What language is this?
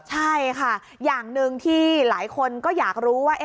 Thai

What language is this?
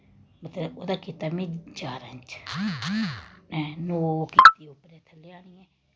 Dogri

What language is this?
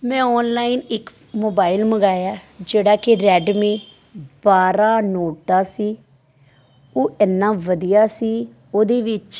Punjabi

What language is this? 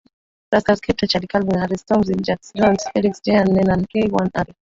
Swahili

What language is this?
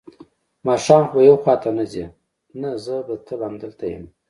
Pashto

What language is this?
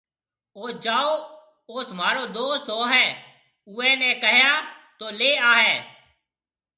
Marwari (Pakistan)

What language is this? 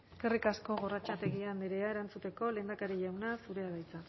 Basque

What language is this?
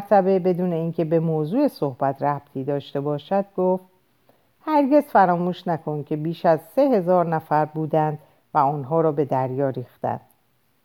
Persian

